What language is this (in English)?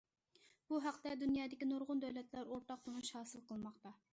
Uyghur